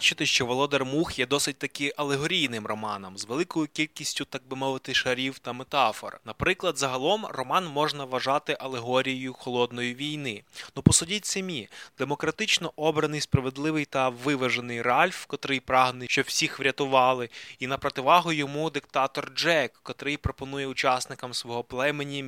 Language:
Ukrainian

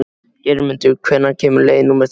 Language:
Icelandic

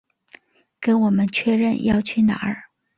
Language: Chinese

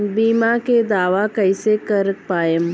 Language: Bhojpuri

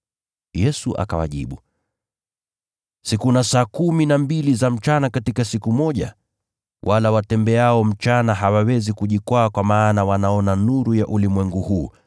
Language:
Swahili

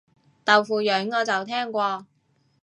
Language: Cantonese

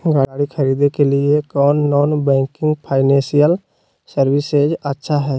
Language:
Magahi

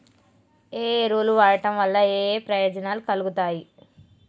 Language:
Telugu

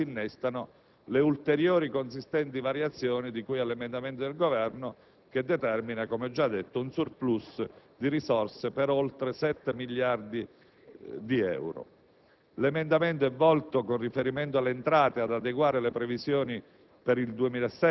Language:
Italian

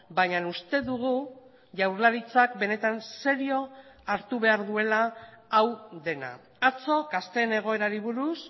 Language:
Basque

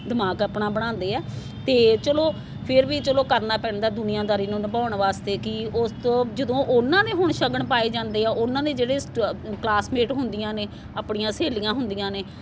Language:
Punjabi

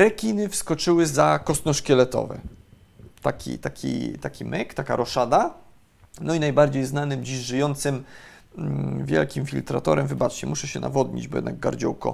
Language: Polish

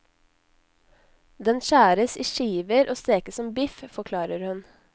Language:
Norwegian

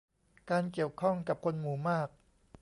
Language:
Thai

